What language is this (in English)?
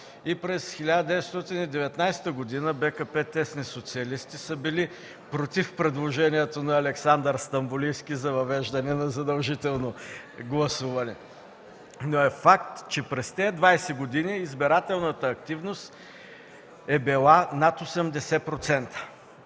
Bulgarian